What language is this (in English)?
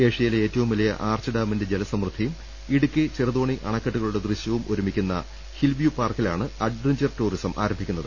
Malayalam